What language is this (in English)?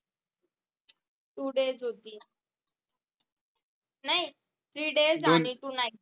Marathi